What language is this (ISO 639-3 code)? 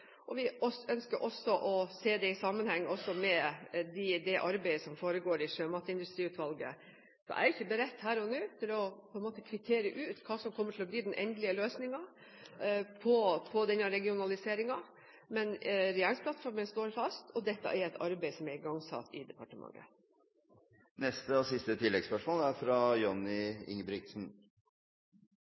nob